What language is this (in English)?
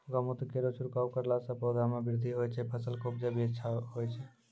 Maithili